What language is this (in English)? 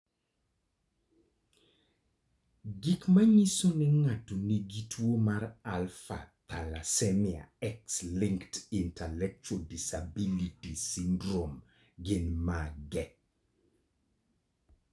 Luo (Kenya and Tanzania)